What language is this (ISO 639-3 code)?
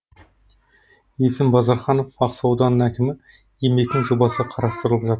kaz